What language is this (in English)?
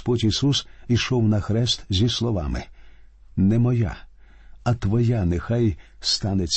Ukrainian